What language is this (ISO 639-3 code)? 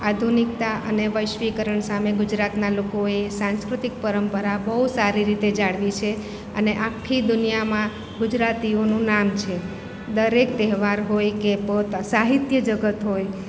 guj